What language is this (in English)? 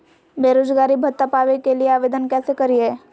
Magahi